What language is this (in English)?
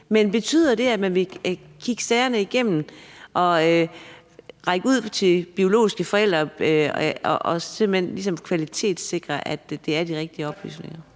Danish